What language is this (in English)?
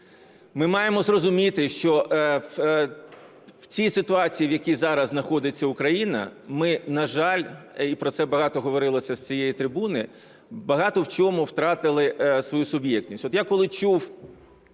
Ukrainian